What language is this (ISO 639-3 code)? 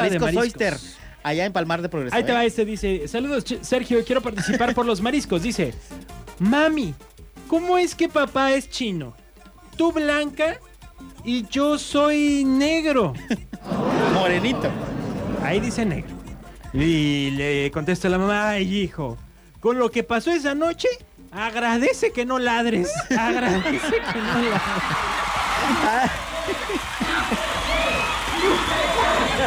spa